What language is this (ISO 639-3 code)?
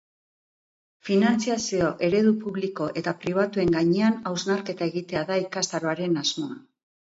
eus